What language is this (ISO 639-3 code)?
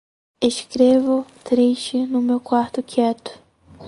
por